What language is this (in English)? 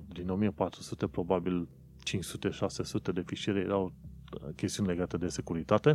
Romanian